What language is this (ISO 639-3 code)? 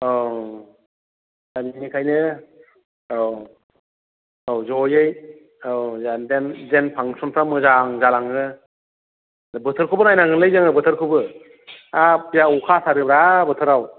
brx